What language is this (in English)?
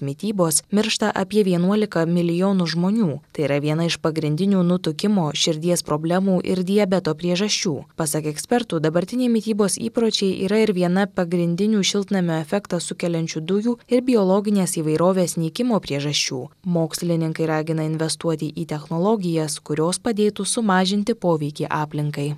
Lithuanian